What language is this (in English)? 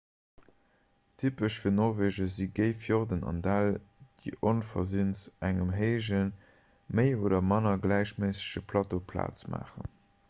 Luxembourgish